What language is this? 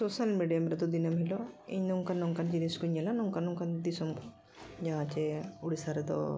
Santali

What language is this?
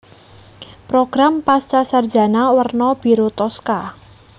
Javanese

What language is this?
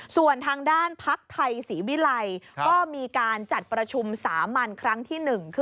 Thai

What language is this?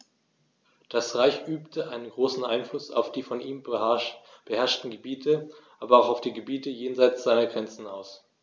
German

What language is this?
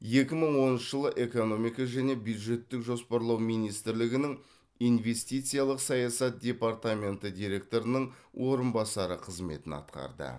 Kazakh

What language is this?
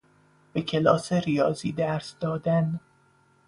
Persian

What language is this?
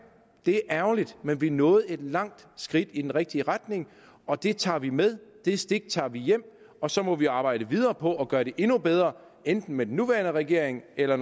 Danish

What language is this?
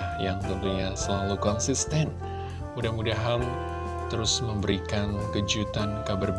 Indonesian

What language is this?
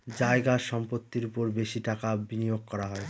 Bangla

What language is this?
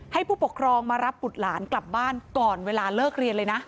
Thai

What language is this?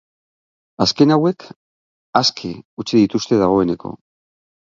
Basque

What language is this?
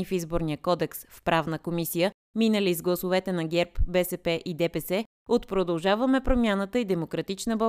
Bulgarian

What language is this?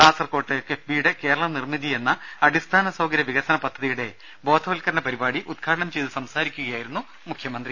Malayalam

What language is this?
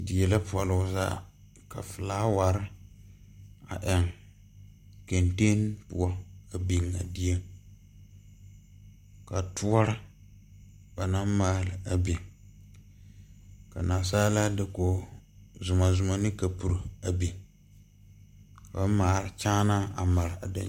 Southern Dagaare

